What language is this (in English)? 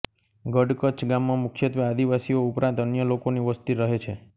Gujarati